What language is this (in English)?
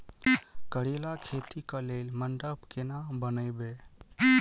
Maithili